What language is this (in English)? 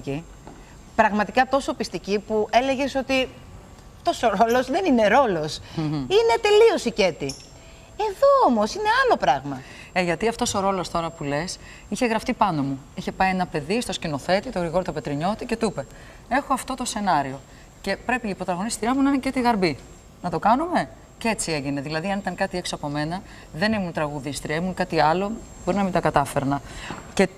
Greek